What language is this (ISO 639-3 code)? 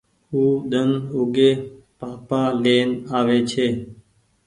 gig